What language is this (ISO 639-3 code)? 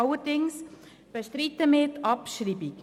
gsw